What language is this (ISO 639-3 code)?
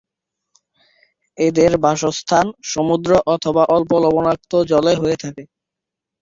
ben